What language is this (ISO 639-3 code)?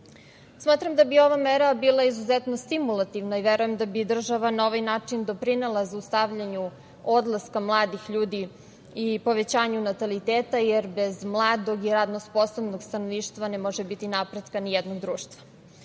srp